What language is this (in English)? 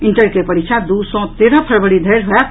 Maithili